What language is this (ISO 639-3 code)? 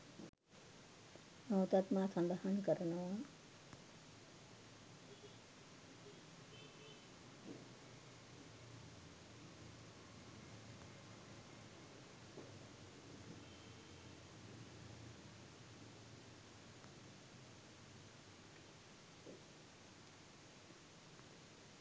sin